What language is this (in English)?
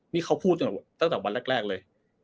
Thai